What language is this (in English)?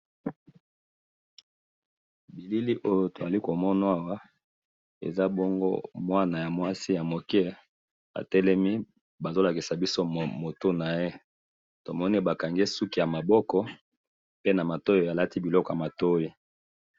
Lingala